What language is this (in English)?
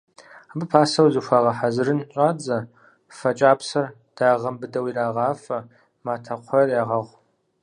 Kabardian